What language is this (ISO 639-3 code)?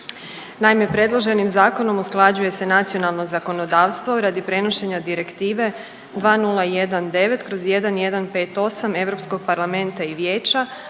hrv